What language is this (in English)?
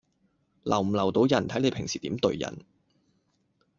Cantonese